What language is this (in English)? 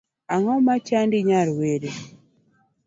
Luo (Kenya and Tanzania)